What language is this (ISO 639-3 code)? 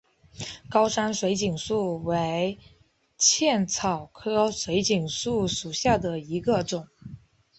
zho